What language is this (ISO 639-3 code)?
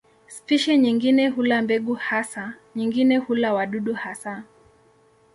swa